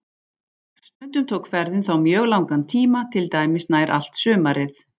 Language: Icelandic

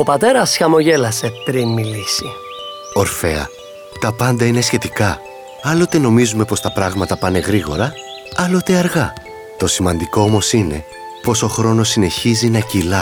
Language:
Greek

